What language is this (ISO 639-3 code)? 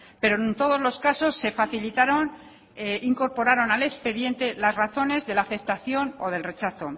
spa